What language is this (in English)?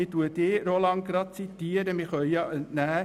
Swiss German